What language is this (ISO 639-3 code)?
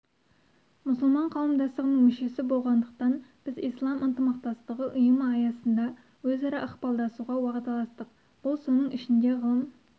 kaz